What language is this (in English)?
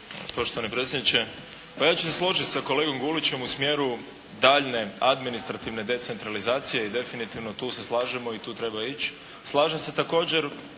Croatian